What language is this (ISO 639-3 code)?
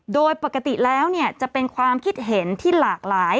tha